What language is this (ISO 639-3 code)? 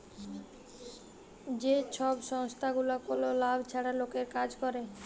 ben